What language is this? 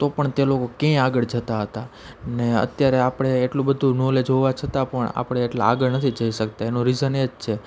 Gujarati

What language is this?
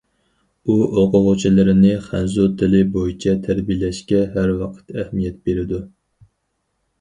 Uyghur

